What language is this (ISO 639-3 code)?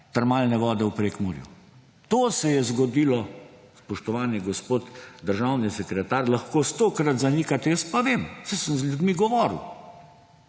slv